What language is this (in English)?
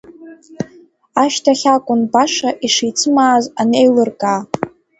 Abkhazian